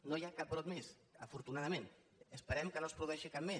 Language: Catalan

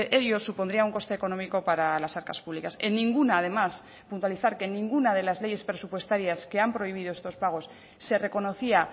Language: Spanish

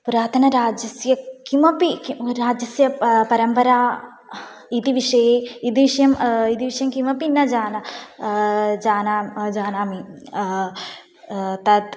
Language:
Sanskrit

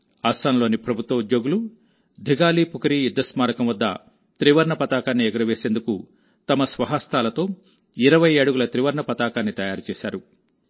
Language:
Telugu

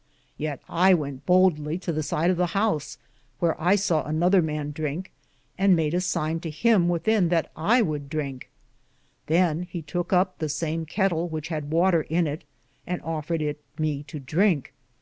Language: English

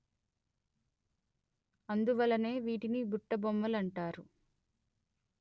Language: Telugu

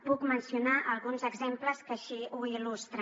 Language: Catalan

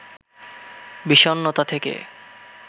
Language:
Bangla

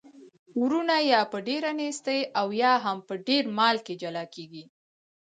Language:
Pashto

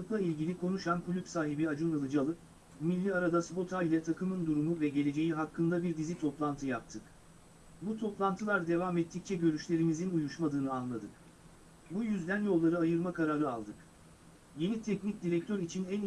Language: Turkish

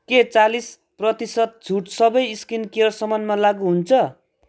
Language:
Nepali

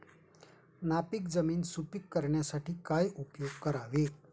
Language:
Marathi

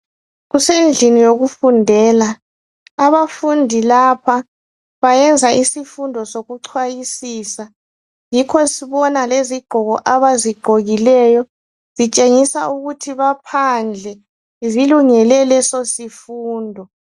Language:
North Ndebele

